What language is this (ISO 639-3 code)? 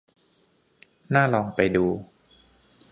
tha